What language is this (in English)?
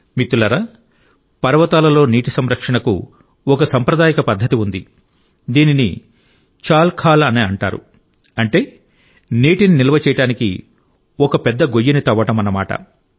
Telugu